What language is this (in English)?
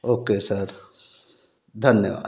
Hindi